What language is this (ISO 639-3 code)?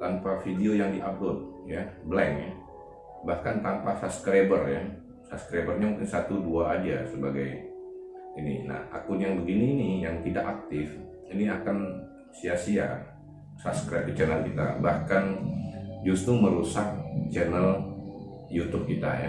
ind